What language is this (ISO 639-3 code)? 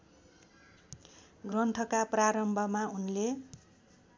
nep